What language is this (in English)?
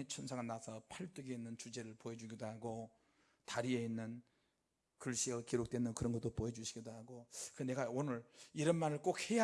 Korean